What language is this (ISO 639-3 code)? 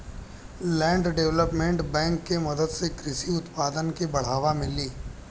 bho